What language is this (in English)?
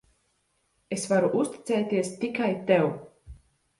Latvian